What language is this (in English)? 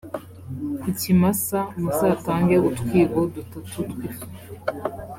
Kinyarwanda